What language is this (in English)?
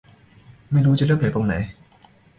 Thai